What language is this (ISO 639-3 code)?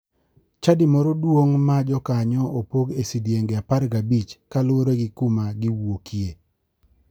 luo